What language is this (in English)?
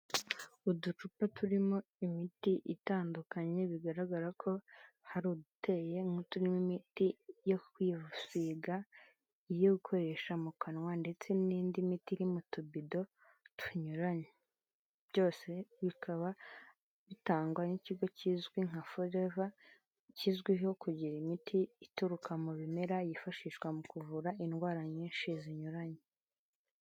Kinyarwanda